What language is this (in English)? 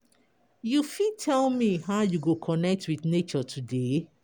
Nigerian Pidgin